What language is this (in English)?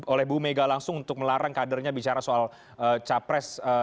Indonesian